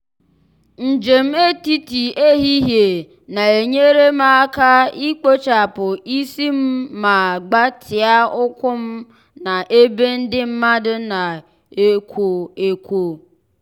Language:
Igbo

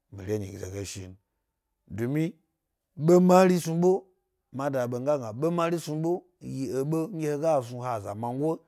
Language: Gbari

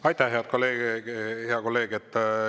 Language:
Estonian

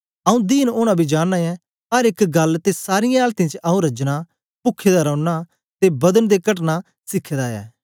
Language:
Dogri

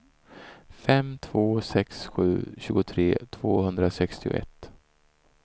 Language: Swedish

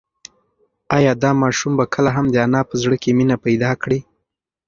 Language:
Pashto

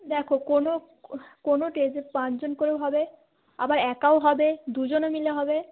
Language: Bangla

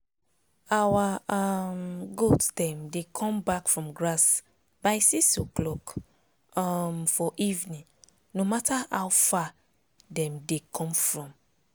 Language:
Nigerian Pidgin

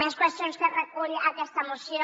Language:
Catalan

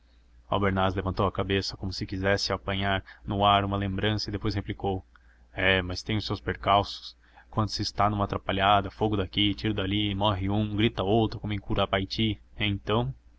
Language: Portuguese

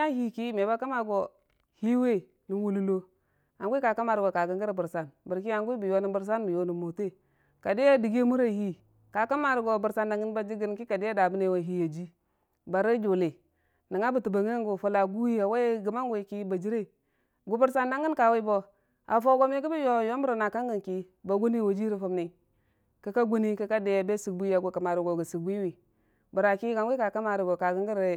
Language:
Dijim-Bwilim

